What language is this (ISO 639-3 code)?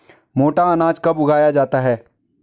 hin